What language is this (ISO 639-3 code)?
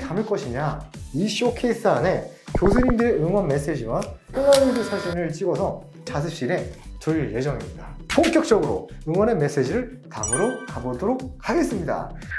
kor